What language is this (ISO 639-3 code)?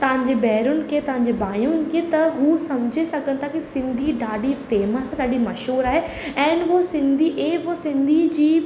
snd